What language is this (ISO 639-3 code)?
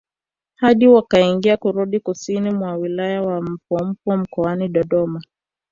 swa